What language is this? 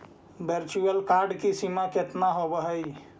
Magahi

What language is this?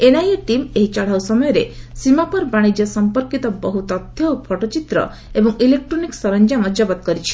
Odia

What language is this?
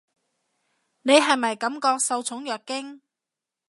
Cantonese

